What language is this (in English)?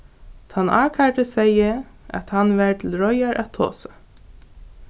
Faroese